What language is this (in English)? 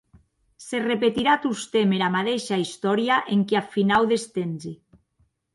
Occitan